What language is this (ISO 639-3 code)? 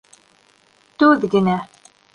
bak